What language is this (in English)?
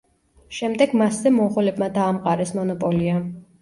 Georgian